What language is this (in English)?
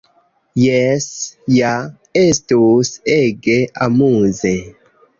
Esperanto